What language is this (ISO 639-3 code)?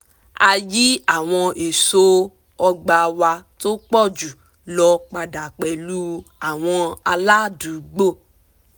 yor